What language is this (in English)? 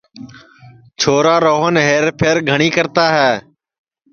Sansi